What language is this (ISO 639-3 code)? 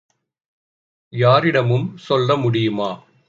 tam